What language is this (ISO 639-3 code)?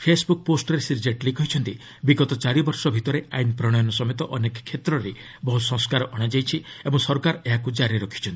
ori